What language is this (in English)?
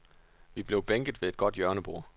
Danish